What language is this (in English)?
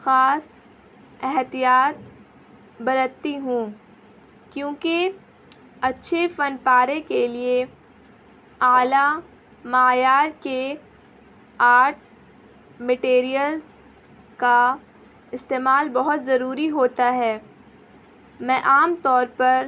Urdu